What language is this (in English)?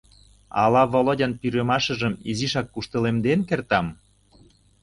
Mari